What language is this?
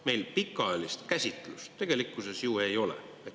Estonian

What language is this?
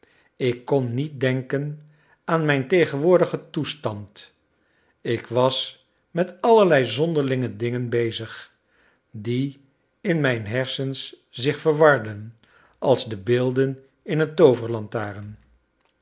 Dutch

